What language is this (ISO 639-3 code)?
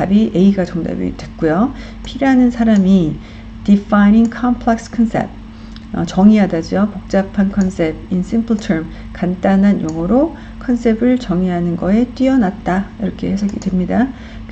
kor